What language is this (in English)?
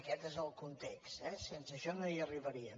Catalan